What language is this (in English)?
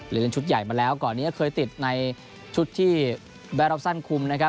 Thai